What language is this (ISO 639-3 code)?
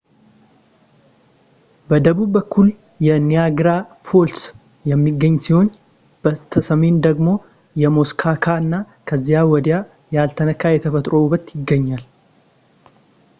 amh